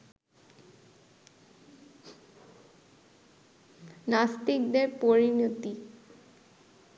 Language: Bangla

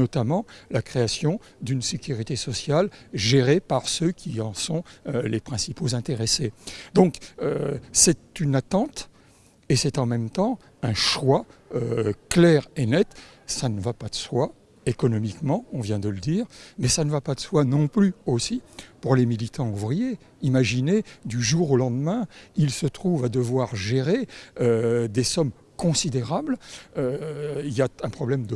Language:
French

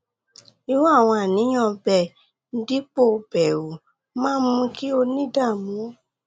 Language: Yoruba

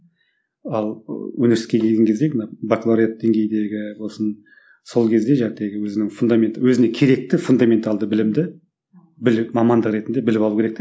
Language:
Kazakh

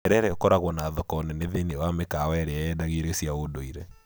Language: Kikuyu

